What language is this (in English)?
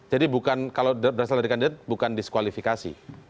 Indonesian